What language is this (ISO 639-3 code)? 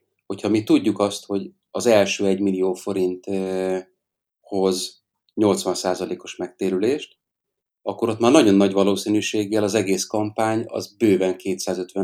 hun